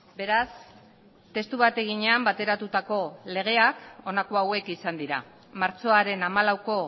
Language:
Basque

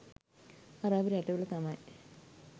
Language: Sinhala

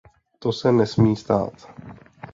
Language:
Czech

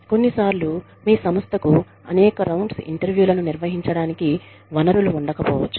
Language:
Telugu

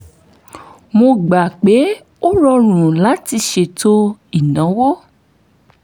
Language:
Yoruba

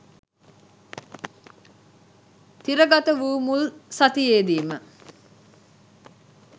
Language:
Sinhala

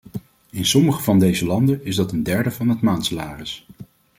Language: Dutch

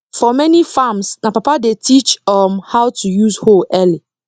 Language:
Nigerian Pidgin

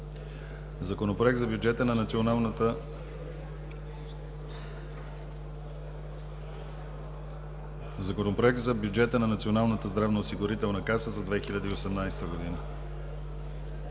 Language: Bulgarian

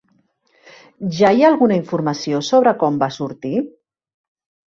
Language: Catalan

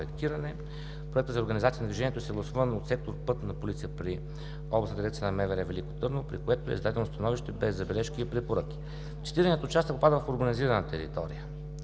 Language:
Bulgarian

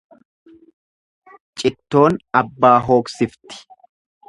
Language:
Oromo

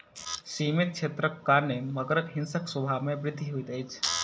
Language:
Maithili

